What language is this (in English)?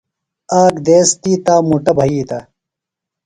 Phalura